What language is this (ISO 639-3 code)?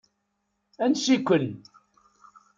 kab